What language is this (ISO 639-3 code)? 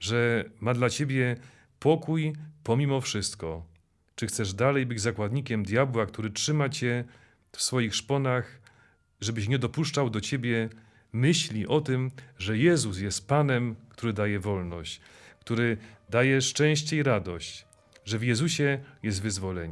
pol